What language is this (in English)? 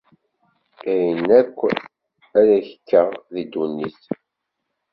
Kabyle